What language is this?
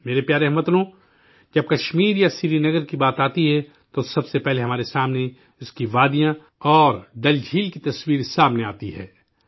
Urdu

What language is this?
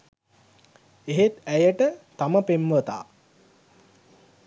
Sinhala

